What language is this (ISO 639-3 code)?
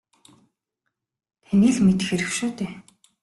mon